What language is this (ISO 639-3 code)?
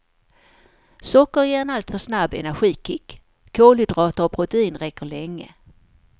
swe